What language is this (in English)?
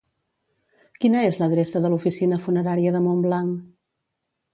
Catalan